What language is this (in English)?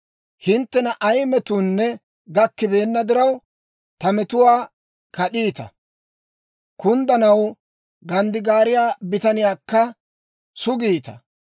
Dawro